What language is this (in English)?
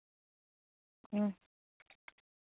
Santali